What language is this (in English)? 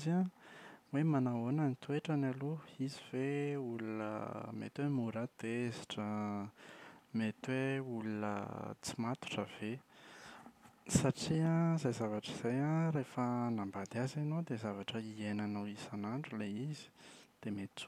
Malagasy